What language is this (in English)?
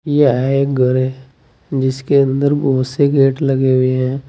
Hindi